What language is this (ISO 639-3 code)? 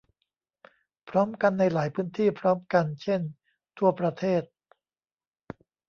tha